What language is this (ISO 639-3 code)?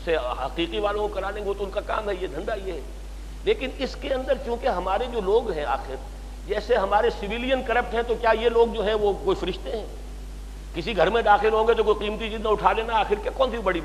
urd